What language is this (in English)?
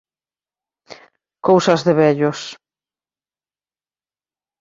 Galician